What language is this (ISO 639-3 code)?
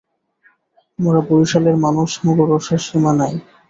ben